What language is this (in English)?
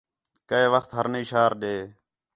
Khetrani